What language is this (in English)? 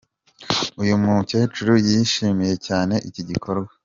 Kinyarwanda